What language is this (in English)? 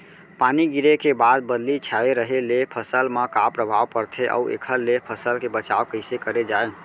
Chhattisgarhi